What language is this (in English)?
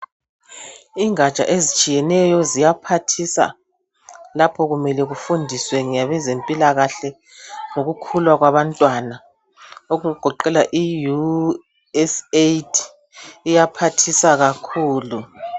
North Ndebele